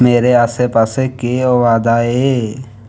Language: Dogri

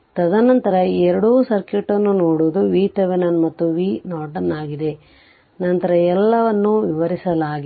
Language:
Kannada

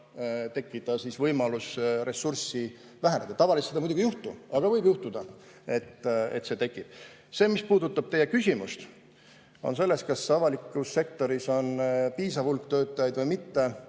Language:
Estonian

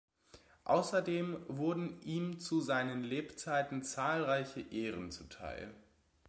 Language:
German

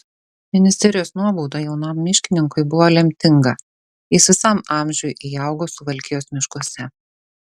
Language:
Lithuanian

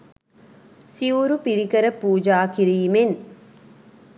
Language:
Sinhala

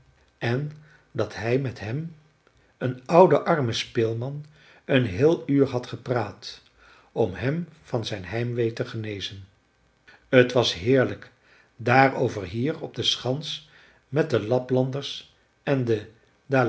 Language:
Dutch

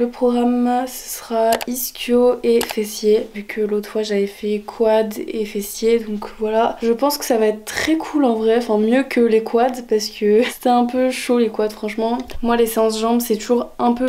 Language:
French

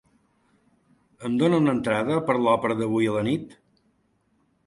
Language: Catalan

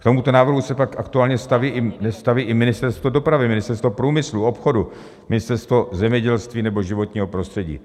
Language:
Czech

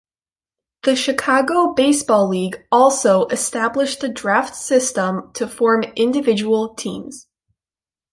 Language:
English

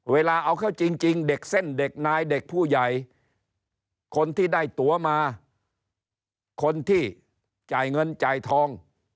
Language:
Thai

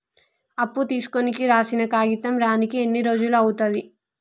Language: Telugu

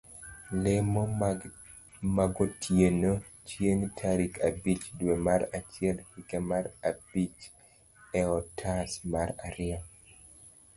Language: Luo (Kenya and Tanzania)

